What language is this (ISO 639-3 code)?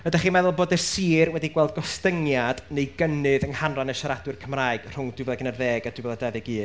cym